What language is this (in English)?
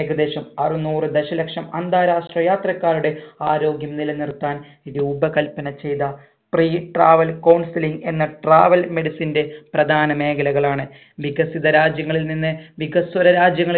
Malayalam